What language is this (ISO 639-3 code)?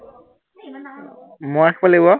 asm